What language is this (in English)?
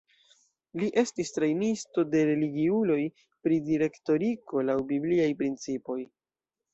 Esperanto